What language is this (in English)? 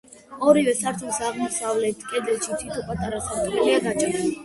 Georgian